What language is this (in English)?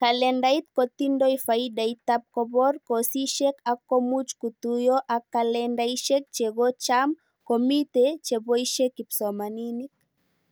Kalenjin